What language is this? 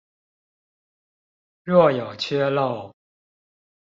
Chinese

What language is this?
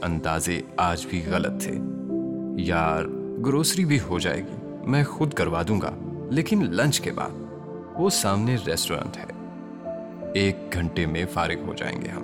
Urdu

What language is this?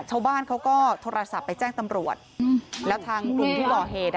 Thai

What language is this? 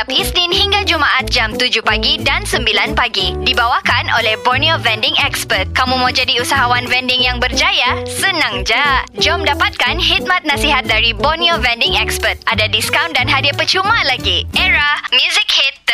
Malay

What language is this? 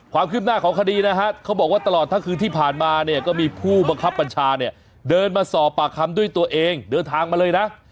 Thai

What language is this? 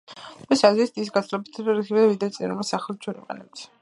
Georgian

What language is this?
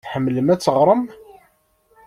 Kabyle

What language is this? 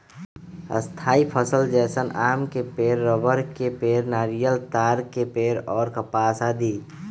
Magahi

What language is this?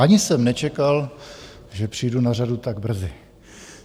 Czech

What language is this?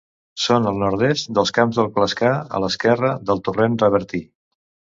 Catalan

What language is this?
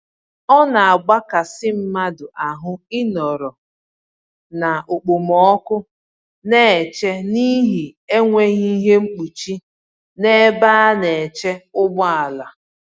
Igbo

